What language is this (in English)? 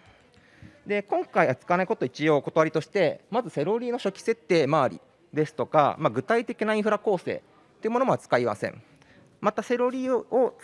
Japanese